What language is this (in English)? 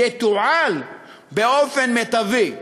Hebrew